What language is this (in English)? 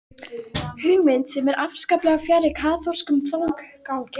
Icelandic